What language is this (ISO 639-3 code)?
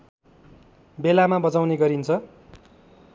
nep